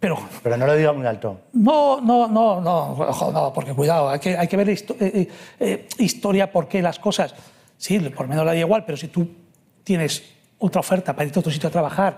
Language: Spanish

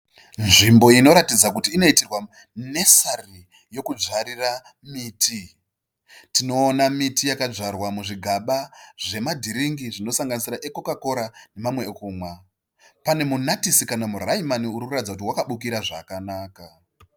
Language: Shona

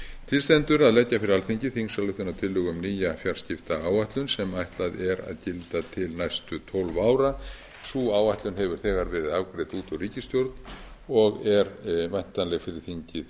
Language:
Icelandic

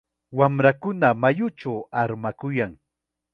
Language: Chiquián Ancash Quechua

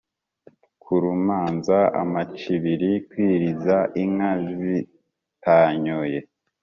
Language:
Kinyarwanda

